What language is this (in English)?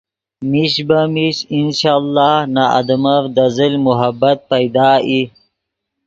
Yidgha